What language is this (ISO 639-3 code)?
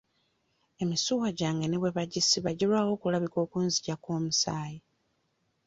lug